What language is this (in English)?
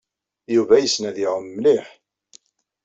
Kabyle